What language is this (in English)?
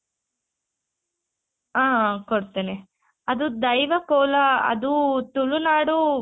Kannada